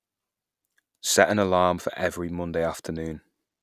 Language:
English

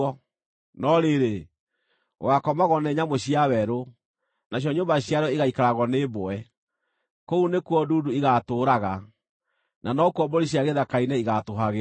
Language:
Kikuyu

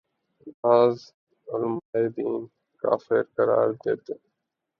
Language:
Urdu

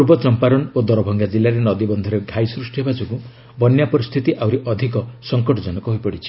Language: Odia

